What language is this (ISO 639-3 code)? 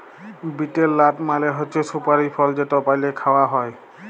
ben